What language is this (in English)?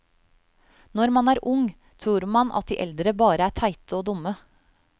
Norwegian